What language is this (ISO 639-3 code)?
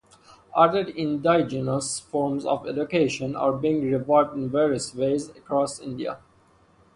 eng